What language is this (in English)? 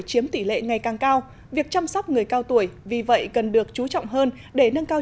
Vietnamese